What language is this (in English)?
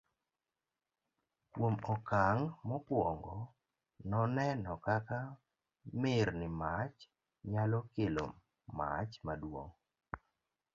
Luo (Kenya and Tanzania)